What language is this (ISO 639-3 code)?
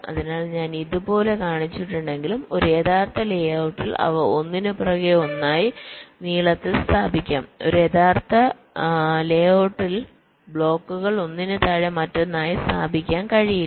mal